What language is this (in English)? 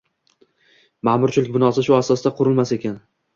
Uzbek